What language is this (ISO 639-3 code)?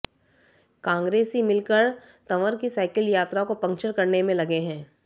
hin